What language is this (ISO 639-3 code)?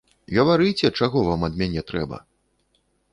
bel